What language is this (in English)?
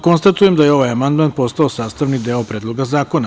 Serbian